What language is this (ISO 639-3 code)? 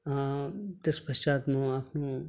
nep